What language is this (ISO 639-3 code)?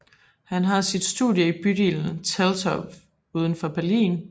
dan